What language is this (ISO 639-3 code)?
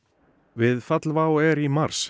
isl